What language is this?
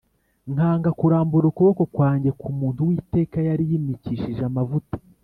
Kinyarwanda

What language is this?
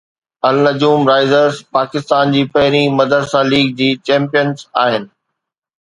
Sindhi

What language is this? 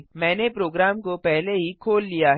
Hindi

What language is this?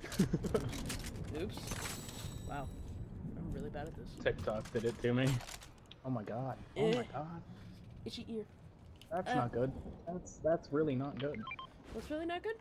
English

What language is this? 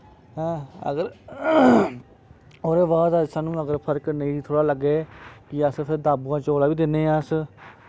Dogri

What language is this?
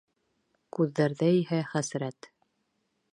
Bashkir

